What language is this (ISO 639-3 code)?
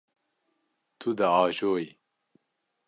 kur